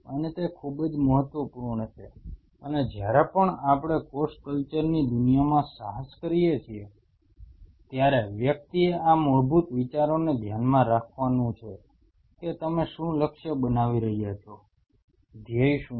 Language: Gujarati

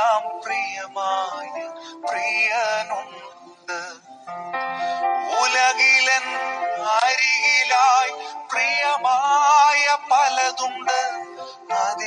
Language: Malayalam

